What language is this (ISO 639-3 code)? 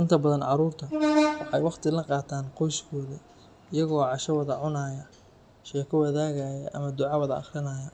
som